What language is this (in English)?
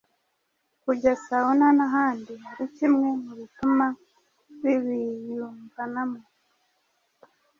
Kinyarwanda